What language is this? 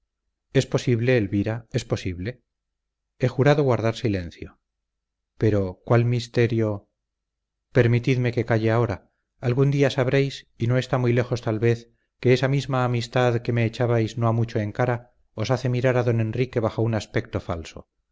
Spanish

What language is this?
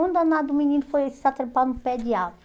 Portuguese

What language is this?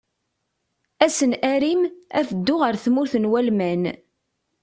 Kabyle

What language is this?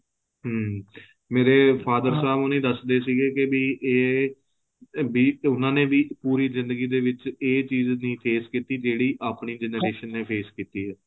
Punjabi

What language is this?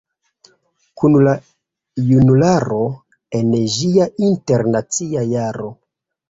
Esperanto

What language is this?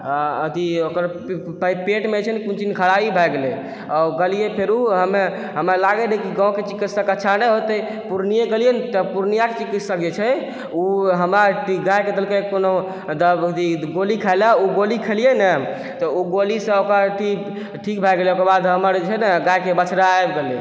Maithili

